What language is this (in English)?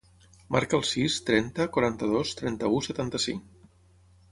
Catalan